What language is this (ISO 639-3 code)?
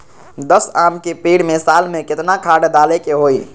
mag